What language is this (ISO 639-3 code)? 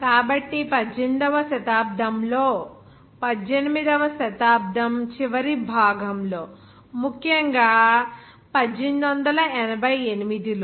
tel